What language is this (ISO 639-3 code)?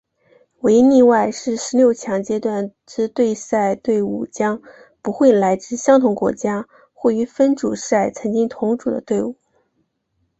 zho